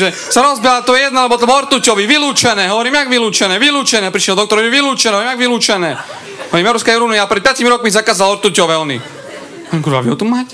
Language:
Slovak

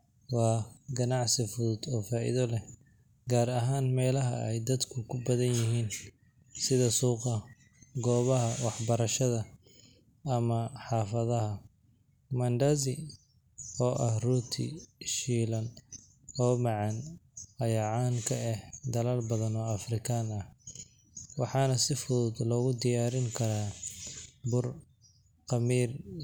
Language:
Somali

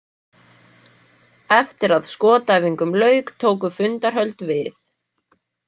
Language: Icelandic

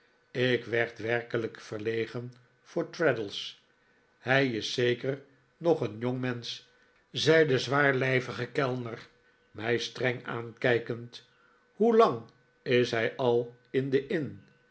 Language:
Dutch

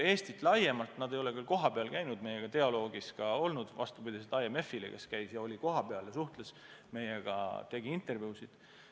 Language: Estonian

